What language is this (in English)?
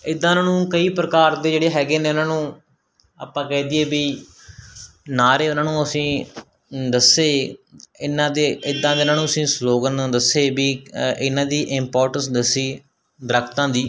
Punjabi